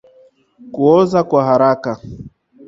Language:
Swahili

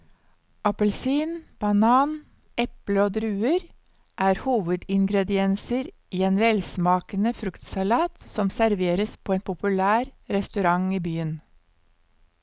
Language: Norwegian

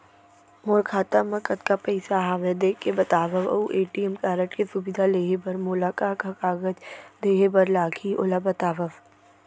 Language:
Chhattisgarhi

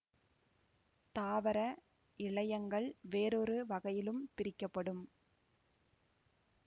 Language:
Tamil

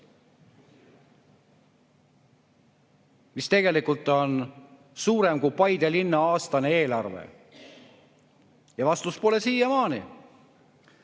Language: Estonian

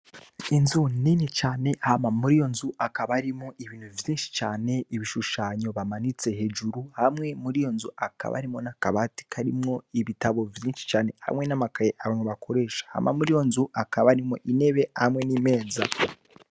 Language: Rundi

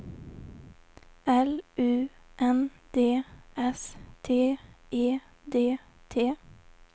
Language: Swedish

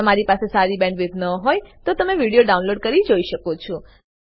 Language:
Gujarati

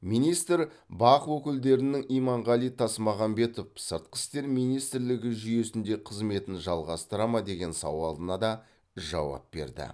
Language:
Kazakh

